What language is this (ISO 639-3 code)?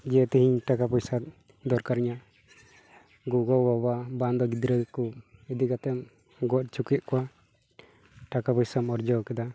sat